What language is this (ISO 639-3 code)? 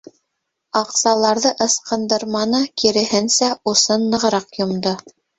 bak